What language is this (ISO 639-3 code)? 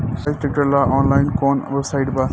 bho